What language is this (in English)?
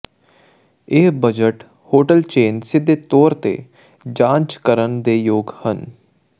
Punjabi